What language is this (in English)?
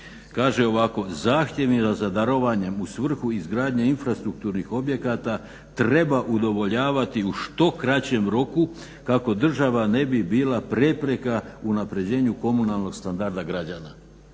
Croatian